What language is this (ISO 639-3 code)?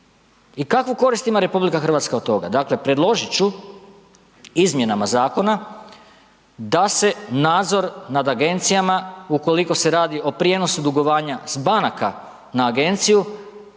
hrv